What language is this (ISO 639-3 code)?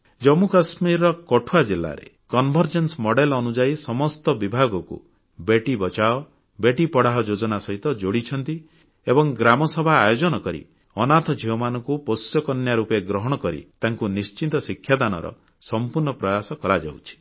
ori